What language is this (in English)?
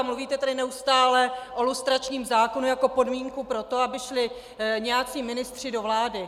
Czech